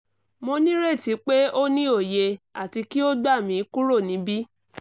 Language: Yoruba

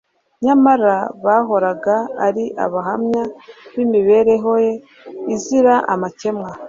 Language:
Kinyarwanda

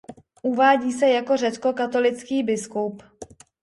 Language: Czech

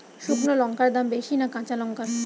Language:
Bangla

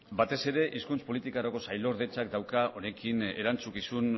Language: Basque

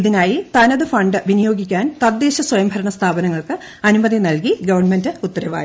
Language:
Malayalam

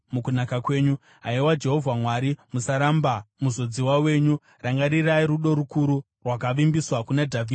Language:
Shona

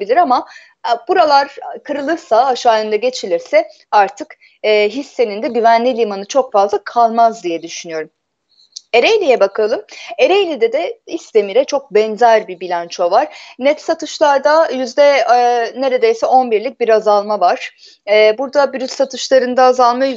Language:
Turkish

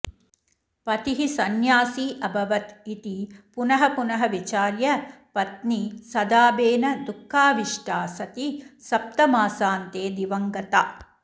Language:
Sanskrit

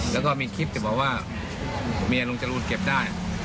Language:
Thai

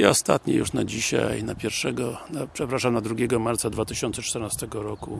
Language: Polish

